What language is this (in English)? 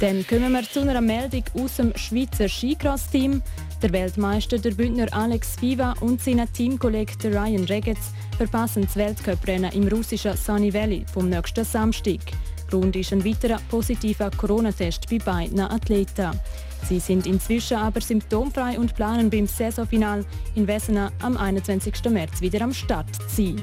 German